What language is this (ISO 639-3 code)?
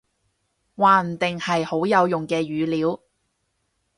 yue